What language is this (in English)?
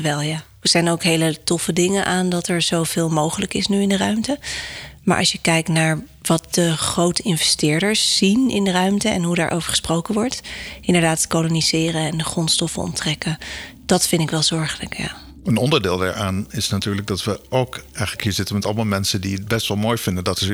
Dutch